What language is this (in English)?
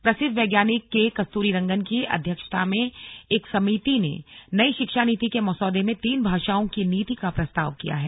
Hindi